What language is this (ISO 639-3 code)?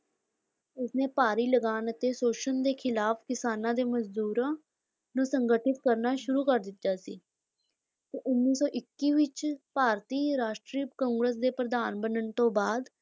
pan